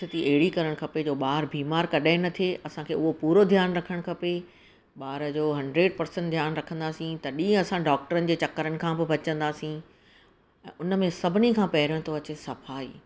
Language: Sindhi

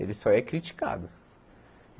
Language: Portuguese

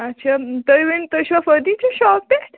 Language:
Kashmiri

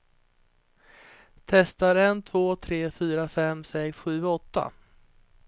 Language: Swedish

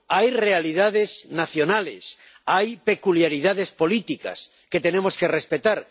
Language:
Spanish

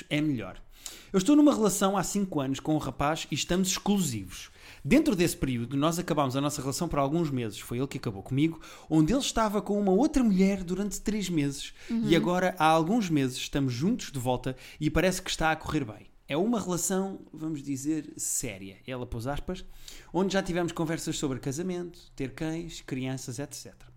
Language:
Portuguese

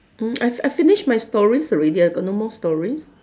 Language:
English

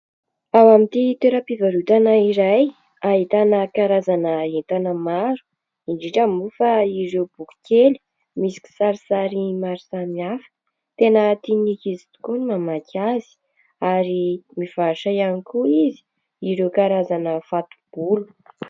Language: Malagasy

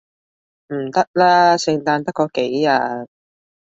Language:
Cantonese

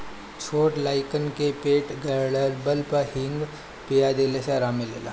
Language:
Bhojpuri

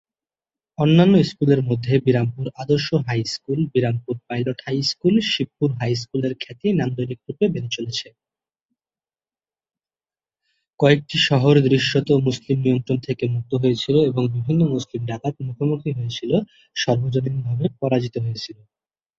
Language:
Bangla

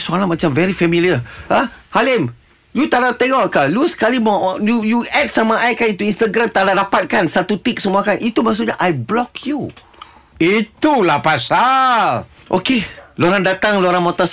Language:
Malay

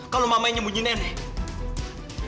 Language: Indonesian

